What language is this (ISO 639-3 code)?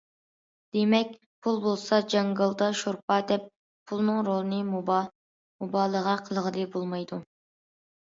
uig